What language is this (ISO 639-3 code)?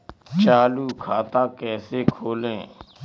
hin